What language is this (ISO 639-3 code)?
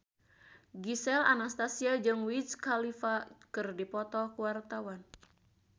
sun